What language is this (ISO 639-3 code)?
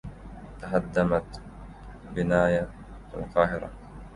ara